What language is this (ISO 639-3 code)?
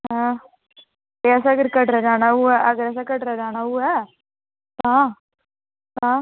doi